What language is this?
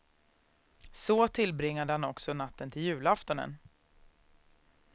Swedish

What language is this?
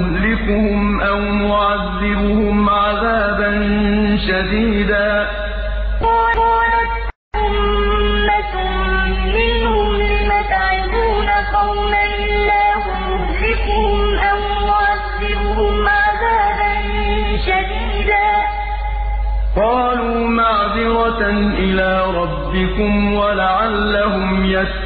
Arabic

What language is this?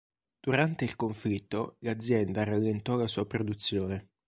Italian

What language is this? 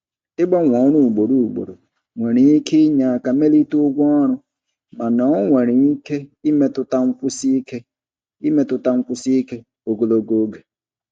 Igbo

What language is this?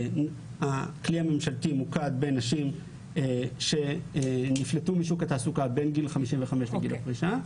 Hebrew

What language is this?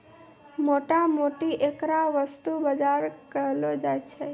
Maithili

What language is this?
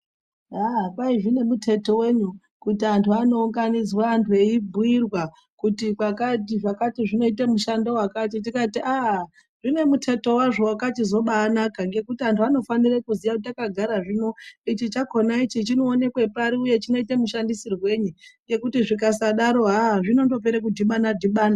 Ndau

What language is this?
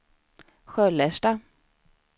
Swedish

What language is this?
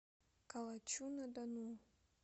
Russian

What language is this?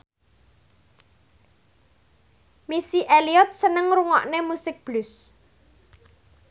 Javanese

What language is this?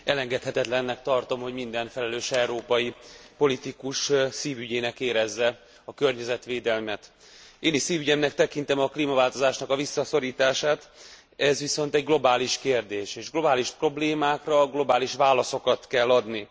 Hungarian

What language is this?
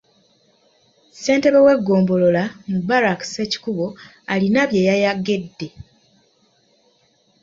Ganda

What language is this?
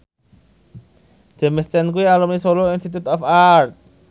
Javanese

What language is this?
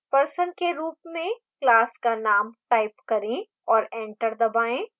Hindi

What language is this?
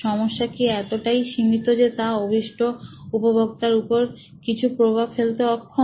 Bangla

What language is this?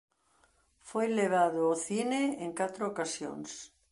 Galician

